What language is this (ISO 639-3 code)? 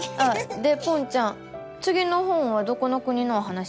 jpn